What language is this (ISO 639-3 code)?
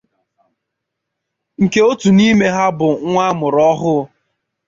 ibo